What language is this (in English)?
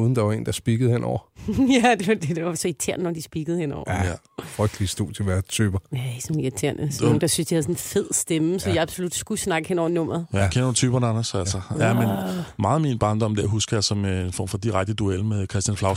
Danish